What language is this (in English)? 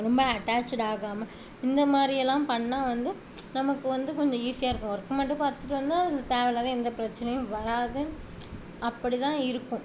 Tamil